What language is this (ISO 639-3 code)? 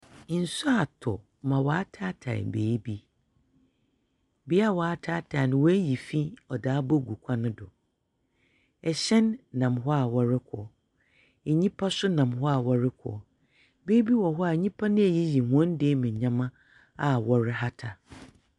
aka